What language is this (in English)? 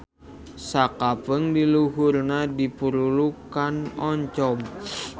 Sundanese